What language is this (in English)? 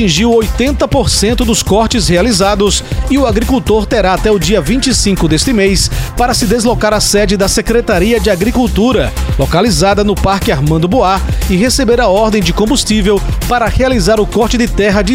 Portuguese